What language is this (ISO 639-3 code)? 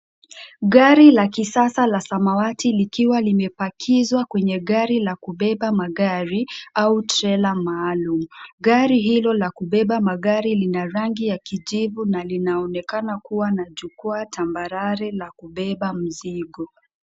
swa